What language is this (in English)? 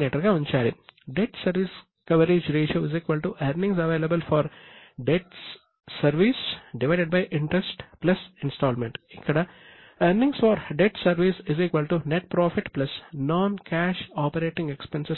Telugu